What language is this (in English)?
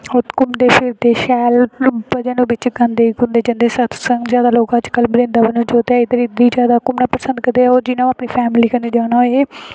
Dogri